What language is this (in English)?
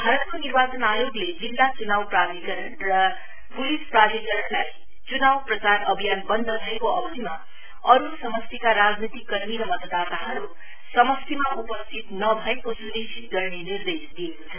Nepali